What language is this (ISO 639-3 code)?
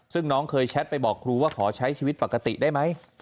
tha